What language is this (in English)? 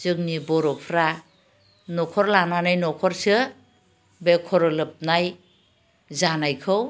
Bodo